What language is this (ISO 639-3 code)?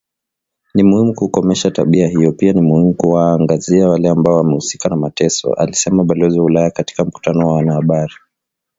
swa